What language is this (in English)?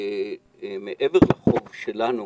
Hebrew